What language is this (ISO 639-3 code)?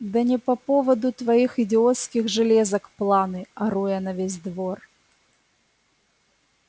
rus